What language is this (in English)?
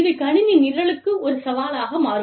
Tamil